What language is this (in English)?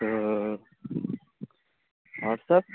Urdu